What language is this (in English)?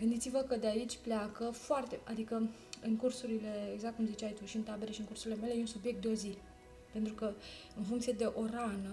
Romanian